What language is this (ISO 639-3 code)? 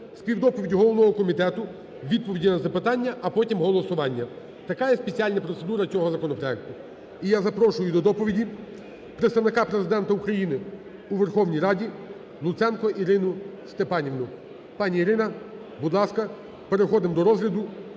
ukr